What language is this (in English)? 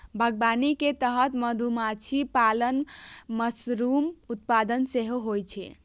Maithili